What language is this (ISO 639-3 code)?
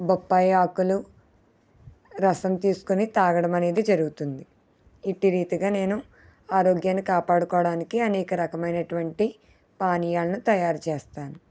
tel